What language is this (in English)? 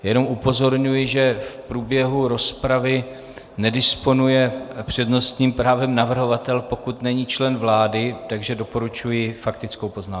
Czech